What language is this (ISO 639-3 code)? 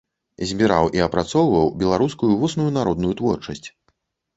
bel